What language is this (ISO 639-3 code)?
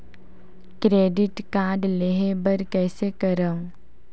hne